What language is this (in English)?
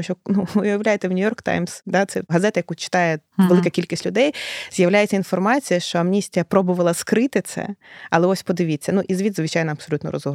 Ukrainian